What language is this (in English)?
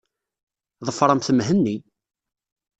Kabyle